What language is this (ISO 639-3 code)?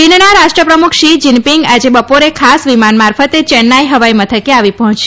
guj